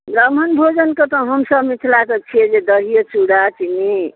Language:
Maithili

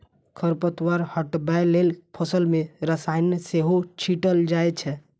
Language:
Maithili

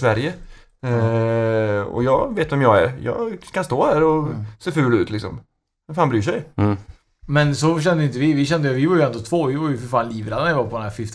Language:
Swedish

